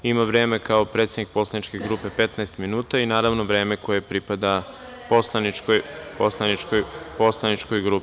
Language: Serbian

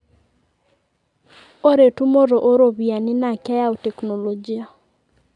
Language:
Masai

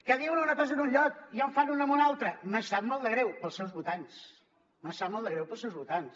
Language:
Catalan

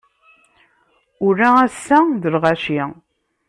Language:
Kabyle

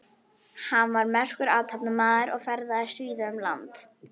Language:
Icelandic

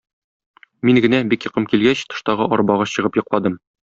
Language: Tatar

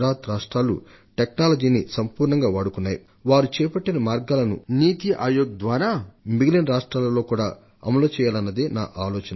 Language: Telugu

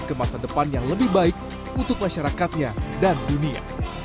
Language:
Indonesian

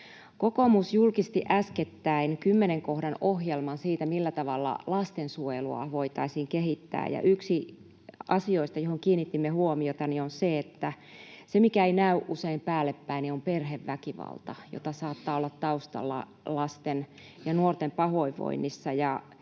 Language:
Finnish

